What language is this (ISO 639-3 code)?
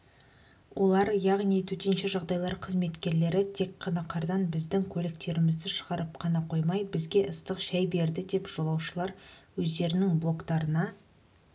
kaz